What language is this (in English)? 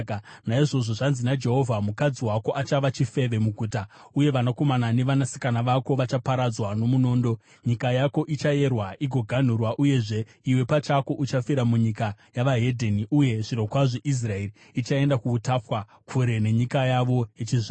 Shona